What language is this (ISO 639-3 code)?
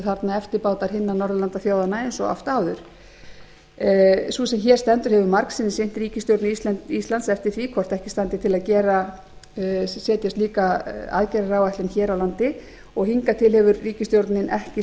isl